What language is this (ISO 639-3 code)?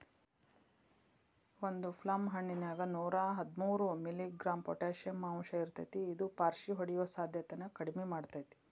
kan